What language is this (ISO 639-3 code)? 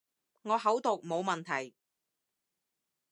yue